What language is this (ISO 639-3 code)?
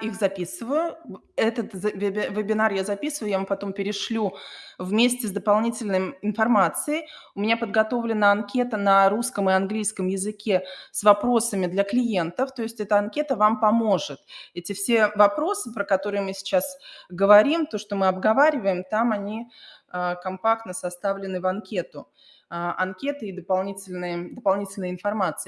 rus